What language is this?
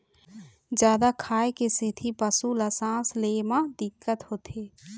Chhattisgarhi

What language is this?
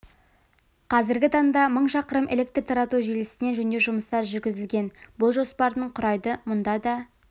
Kazakh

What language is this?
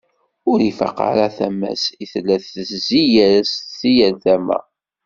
Kabyle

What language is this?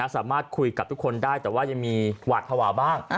Thai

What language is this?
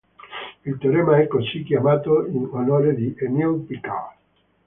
Italian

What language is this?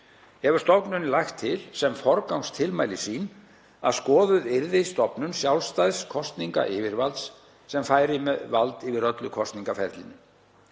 Icelandic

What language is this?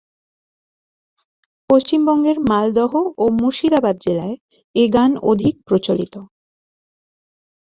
Bangla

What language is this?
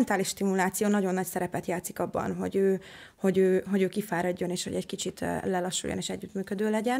Hungarian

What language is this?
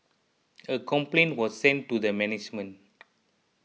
English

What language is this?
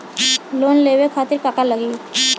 Bhojpuri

